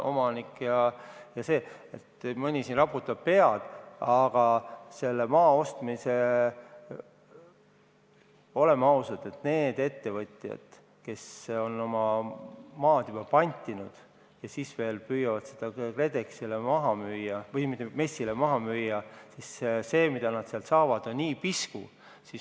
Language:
Estonian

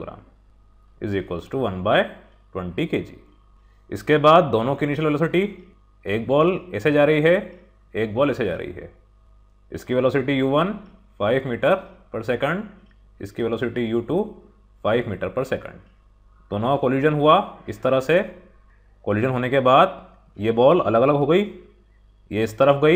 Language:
Hindi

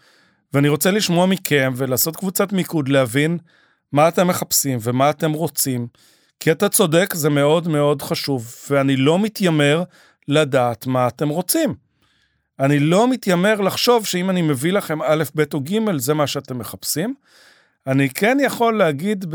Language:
Hebrew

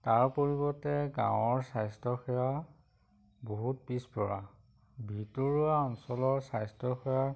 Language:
Assamese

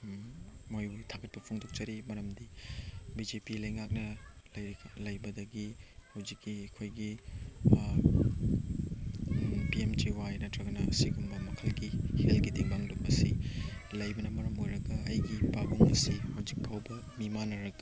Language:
Manipuri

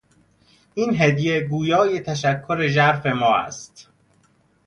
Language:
Persian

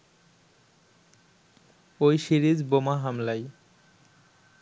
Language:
Bangla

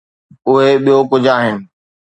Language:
Sindhi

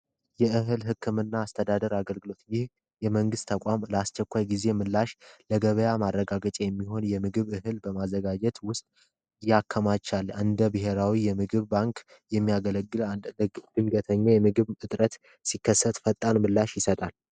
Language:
Amharic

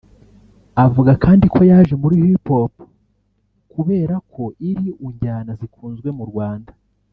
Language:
Kinyarwanda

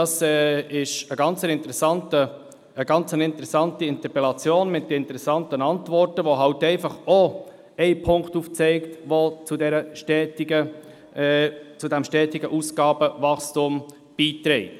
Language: Swiss German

